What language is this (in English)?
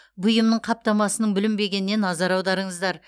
Kazakh